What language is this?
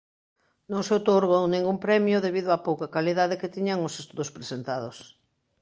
Galician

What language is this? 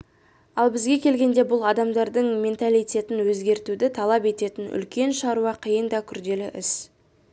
Kazakh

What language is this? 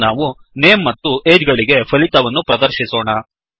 Kannada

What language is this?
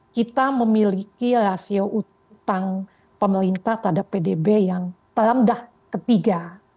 Indonesian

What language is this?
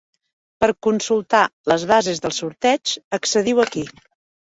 Catalan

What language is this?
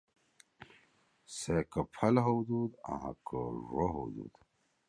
Torwali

